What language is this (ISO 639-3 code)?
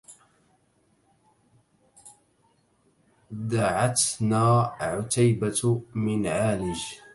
ara